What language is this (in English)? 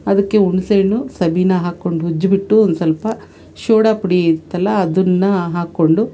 Kannada